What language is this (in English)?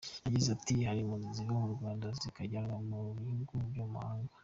Kinyarwanda